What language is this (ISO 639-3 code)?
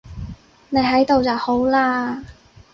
yue